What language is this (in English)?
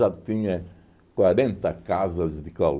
Portuguese